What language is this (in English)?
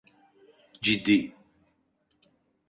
Turkish